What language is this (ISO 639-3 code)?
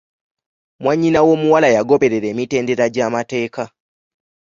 lug